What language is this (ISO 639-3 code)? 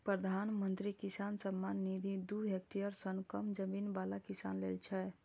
mai